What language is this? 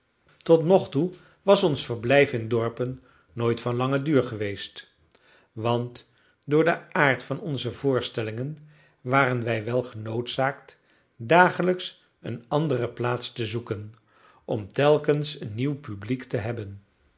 Dutch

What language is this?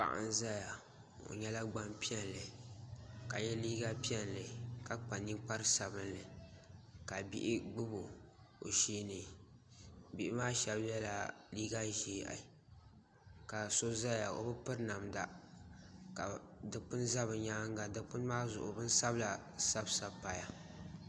Dagbani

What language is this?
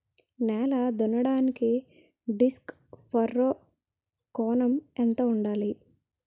Telugu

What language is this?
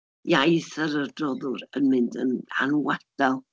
Welsh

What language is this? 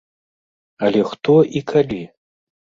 Belarusian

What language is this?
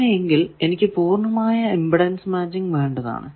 Malayalam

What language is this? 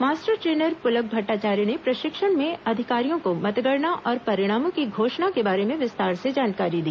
Hindi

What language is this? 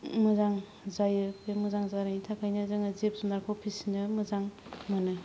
Bodo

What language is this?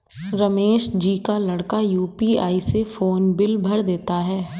Hindi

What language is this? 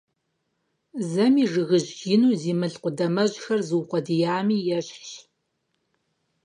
Kabardian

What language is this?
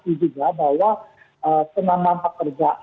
Indonesian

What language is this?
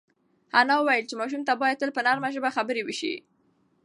Pashto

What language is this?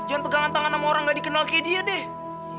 Indonesian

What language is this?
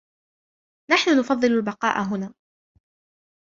Arabic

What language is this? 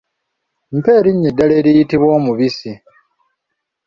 Ganda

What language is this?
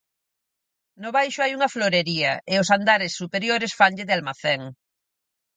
Galician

